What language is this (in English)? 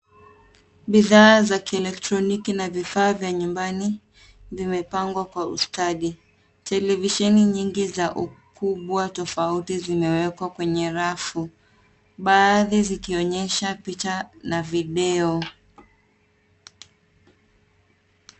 Swahili